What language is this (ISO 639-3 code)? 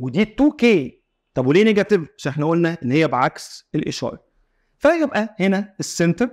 ara